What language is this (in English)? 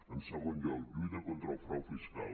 Catalan